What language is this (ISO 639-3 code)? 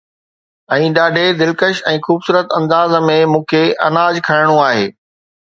snd